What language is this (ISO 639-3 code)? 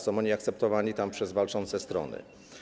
pol